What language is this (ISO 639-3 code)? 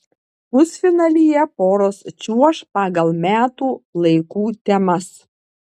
lit